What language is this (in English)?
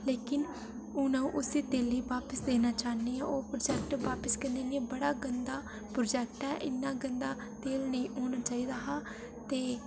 Dogri